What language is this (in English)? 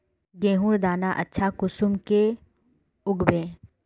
Magahi